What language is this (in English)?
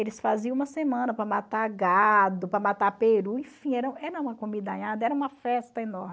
Portuguese